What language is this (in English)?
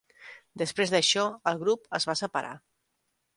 Catalan